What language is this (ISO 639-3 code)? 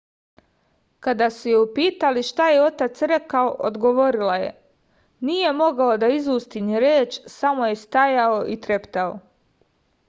srp